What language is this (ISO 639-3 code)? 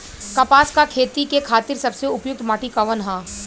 bho